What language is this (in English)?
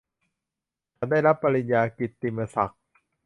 Thai